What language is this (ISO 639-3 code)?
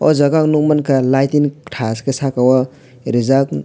trp